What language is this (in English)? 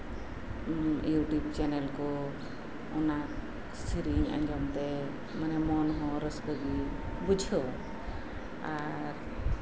Santali